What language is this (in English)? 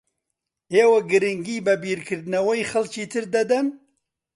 Central Kurdish